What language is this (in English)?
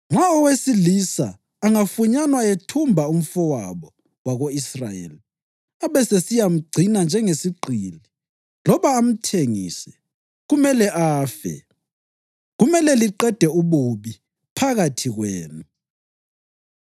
North Ndebele